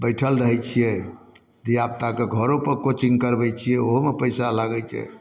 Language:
Maithili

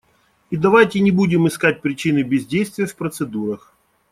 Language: Russian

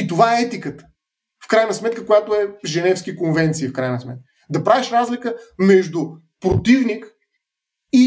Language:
Bulgarian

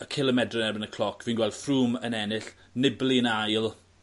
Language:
Welsh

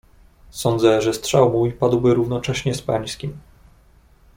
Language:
Polish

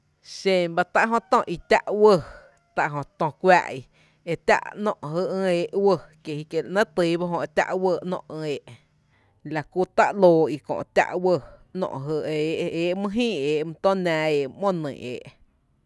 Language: Tepinapa Chinantec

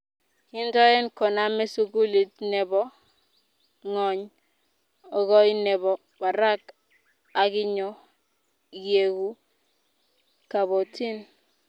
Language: Kalenjin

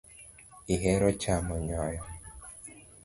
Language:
Luo (Kenya and Tanzania)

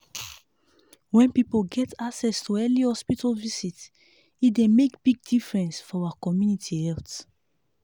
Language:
Nigerian Pidgin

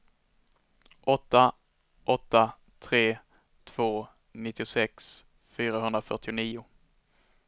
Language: Swedish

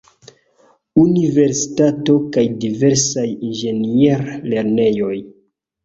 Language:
Esperanto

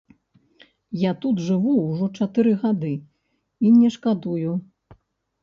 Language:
Belarusian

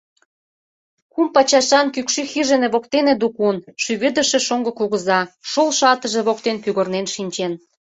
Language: Mari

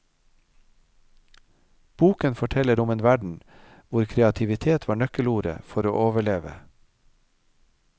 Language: Norwegian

